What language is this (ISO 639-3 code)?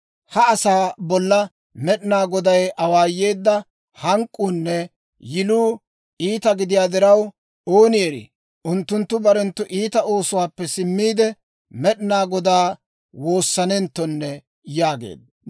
dwr